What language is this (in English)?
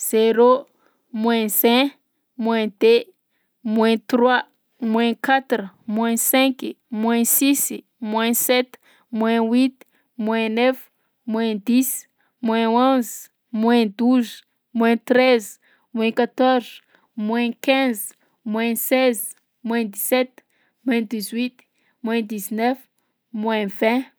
Southern Betsimisaraka Malagasy